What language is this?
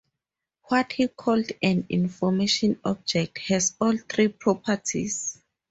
English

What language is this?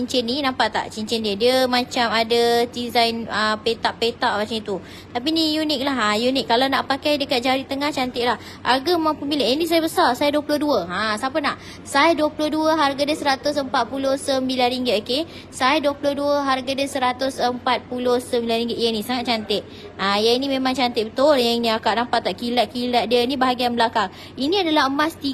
Malay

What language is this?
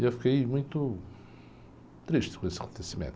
Portuguese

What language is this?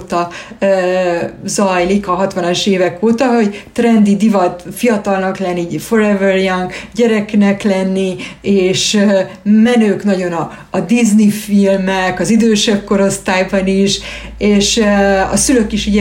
Hungarian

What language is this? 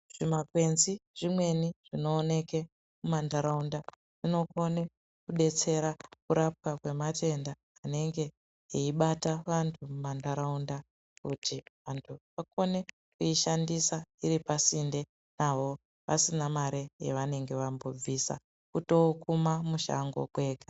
Ndau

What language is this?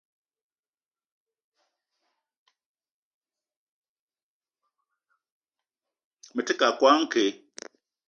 Eton (Cameroon)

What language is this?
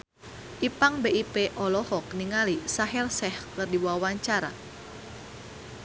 Sundanese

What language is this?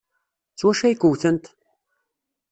Kabyle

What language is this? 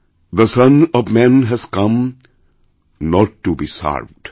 Bangla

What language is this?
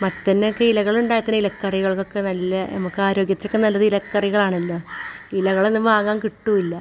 Malayalam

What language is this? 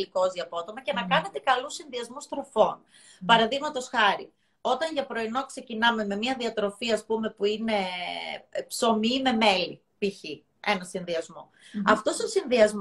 Greek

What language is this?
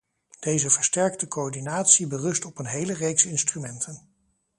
Dutch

